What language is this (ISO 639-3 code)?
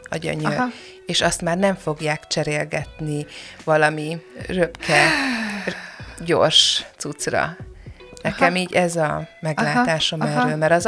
hun